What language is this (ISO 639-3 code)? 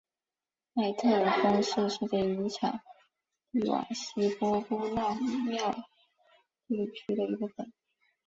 zho